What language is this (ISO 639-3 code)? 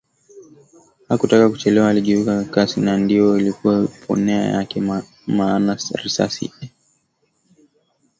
swa